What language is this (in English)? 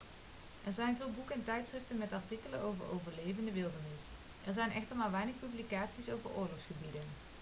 Dutch